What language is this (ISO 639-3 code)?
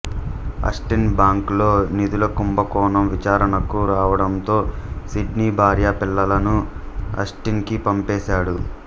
tel